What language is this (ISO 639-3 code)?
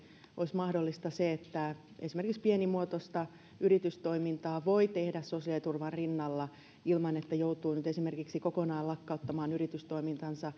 fin